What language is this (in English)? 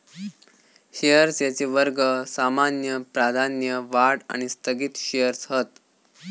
Marathi